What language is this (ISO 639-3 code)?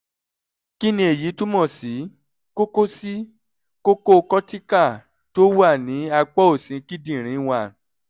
yor